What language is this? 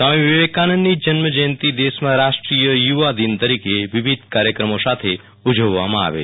Gujarati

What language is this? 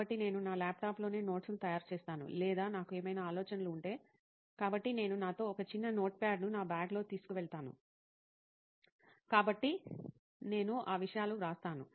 Telugu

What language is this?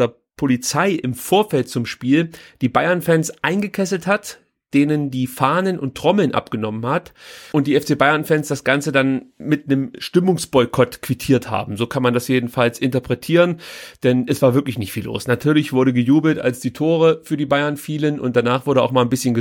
German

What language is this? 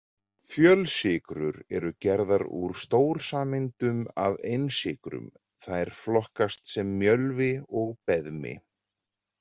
Icelandic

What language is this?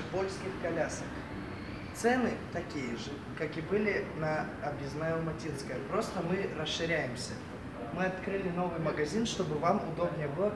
Russian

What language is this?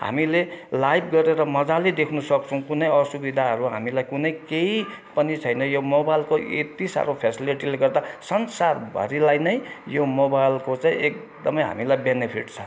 Nepali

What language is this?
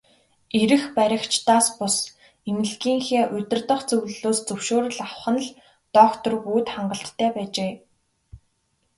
Mongolian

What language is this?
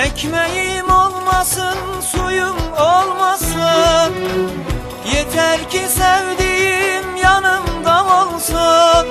Turkish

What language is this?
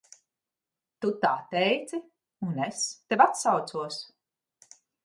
Latvian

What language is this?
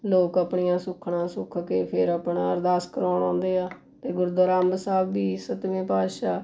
Punjabi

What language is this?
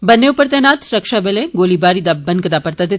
Dogri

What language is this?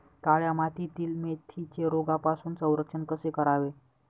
Marathi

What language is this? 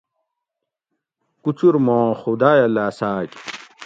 Gawri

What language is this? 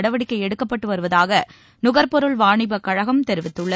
Tamil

